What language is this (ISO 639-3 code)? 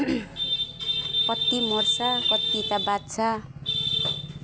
nep